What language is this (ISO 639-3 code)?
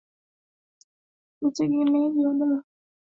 swa